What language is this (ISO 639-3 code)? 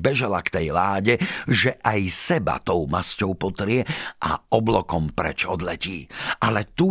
slk